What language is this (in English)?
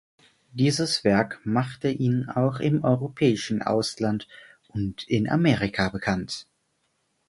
German